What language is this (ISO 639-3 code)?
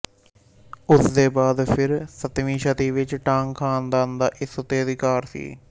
pan